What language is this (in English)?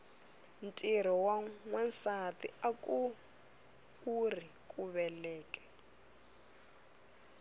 Tsonga